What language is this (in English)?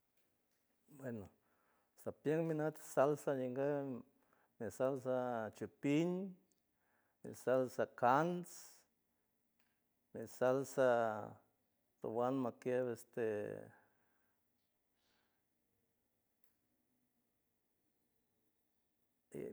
San Francisco Del Mar Huave